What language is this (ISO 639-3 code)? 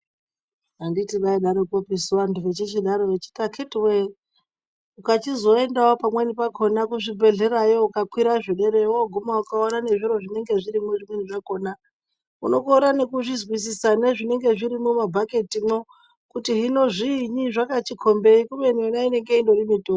ndc